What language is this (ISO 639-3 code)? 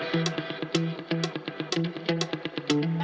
ind